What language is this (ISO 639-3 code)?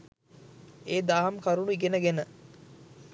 sin